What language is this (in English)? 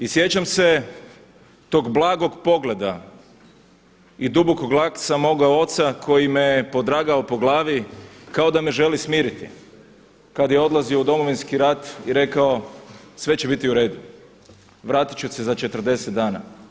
Croatian